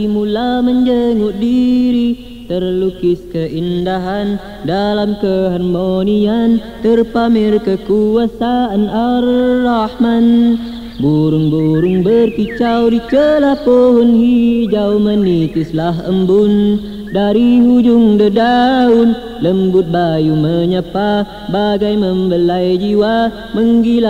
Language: Malay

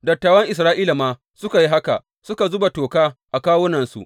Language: Hausa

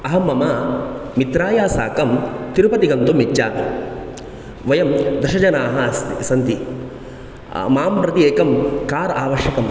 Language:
Sanskrit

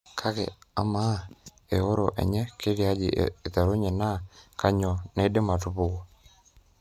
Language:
Masai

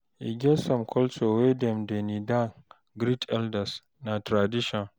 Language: Nigerian Pidgin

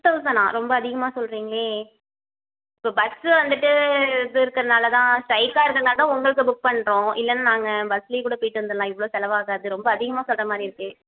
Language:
Tamil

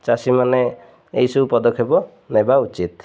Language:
Odia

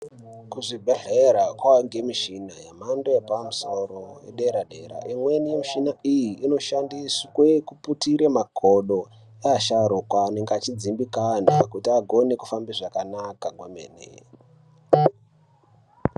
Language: Ndau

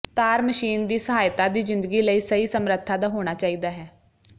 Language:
Punjabi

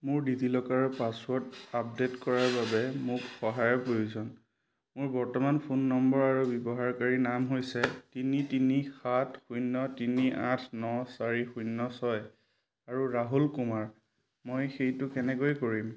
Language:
Assamese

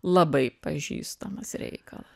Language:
Lithuanian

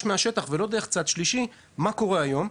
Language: Hebrew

